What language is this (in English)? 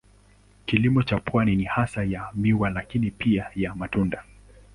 Swahili